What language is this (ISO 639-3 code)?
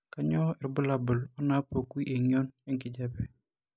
mas